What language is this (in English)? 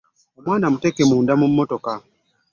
Ganda